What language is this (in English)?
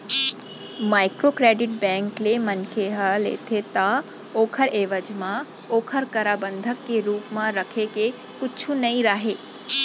Chhattisgarhi